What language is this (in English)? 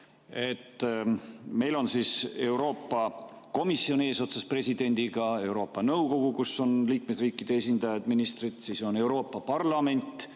Estonian